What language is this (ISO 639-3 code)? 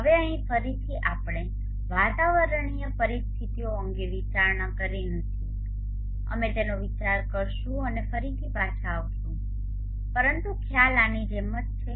guj